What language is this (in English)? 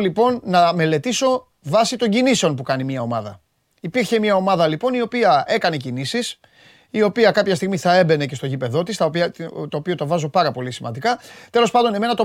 Greek